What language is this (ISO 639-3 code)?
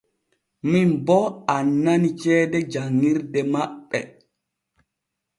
fue